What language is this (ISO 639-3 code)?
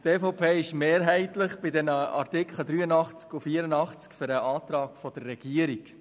gsw